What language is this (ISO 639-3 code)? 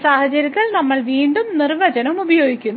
mal